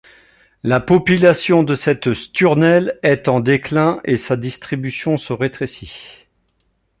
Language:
French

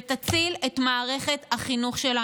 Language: Hebrew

